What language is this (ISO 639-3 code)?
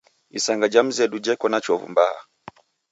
dav